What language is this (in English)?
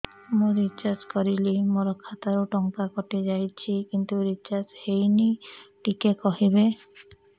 Odia